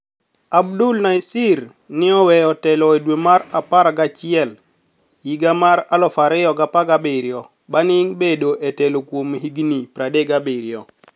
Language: Luo (Kenya and Tanzania)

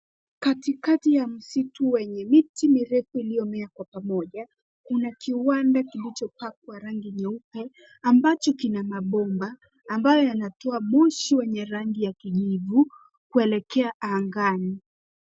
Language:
Swahili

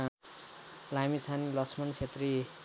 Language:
Nepali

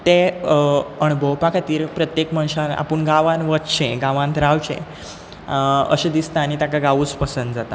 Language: Konkani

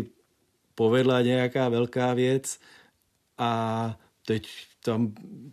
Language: Czech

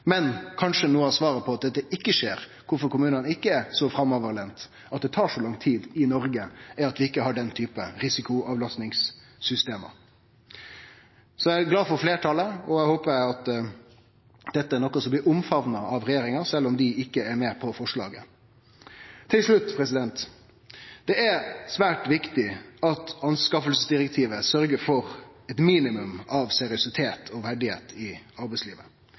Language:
Norwegian Nynorsk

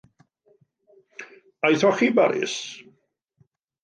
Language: Welsh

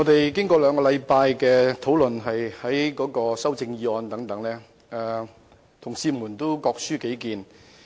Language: Cantonese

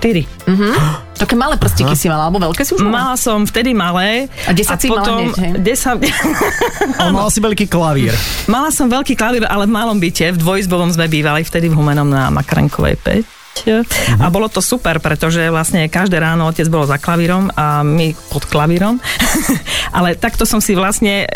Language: Slovak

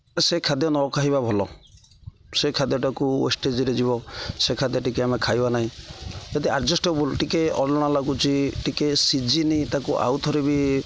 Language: Odia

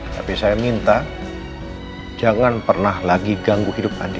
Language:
Indonesian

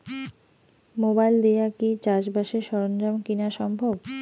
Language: Bangla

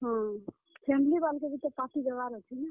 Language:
Odia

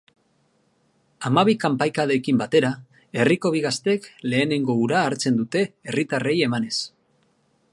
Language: Basque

